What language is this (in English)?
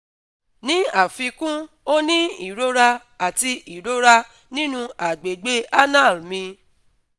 Yoruba